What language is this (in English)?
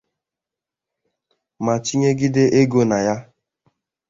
Igbo